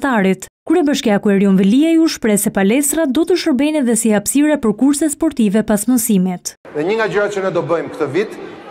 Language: Dutch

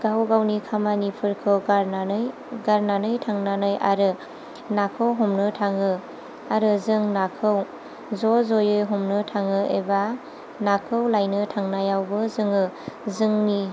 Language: Bodo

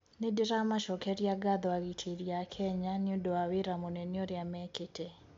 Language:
Kikuyu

